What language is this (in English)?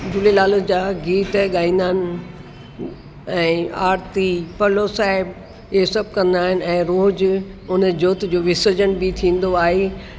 Sindhi